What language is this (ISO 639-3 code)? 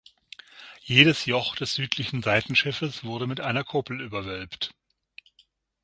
deu